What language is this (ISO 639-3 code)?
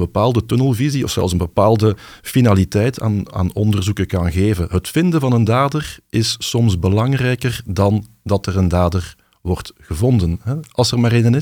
nld